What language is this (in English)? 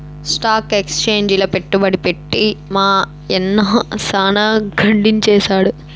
Telugu